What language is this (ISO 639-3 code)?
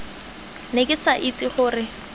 tsn